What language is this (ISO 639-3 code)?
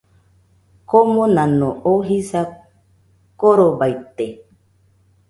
hux